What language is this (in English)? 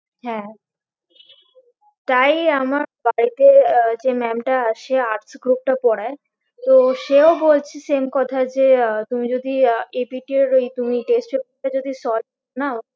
Bangla